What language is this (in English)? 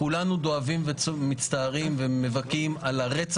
Hebrew